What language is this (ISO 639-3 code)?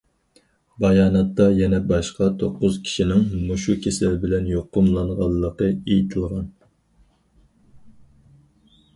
uig